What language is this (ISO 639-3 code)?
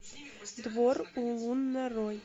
rus